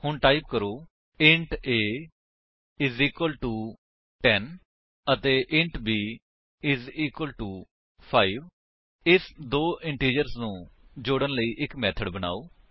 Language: Punjabi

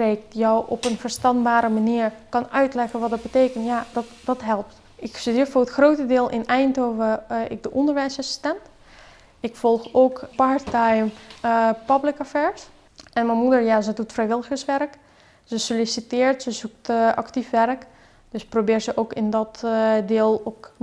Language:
Dutch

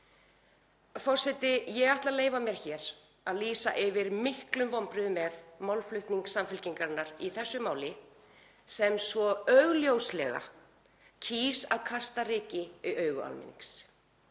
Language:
Icelandic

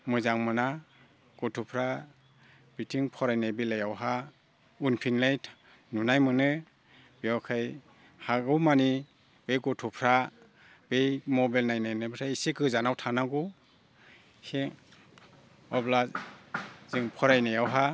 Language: Bodo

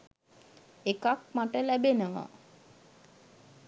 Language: Sinhala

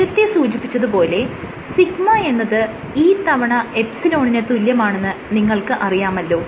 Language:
Malayalam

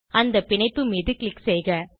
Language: Tamil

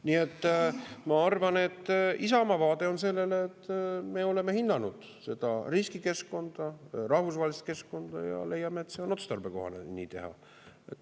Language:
Estonian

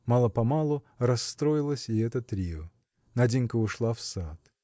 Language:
Russian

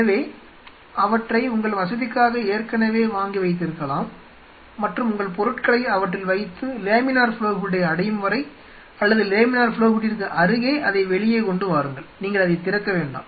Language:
Tamil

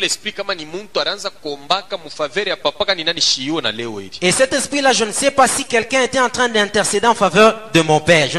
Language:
French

